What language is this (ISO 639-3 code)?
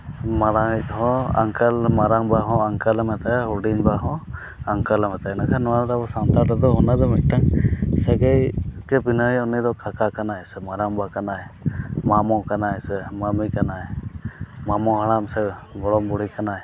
sat